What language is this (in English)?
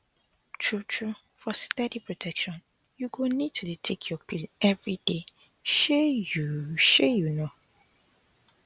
Nigerian Pidgin